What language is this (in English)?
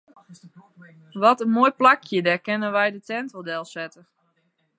Western Frisian